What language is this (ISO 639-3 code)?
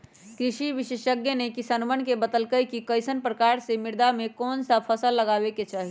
mag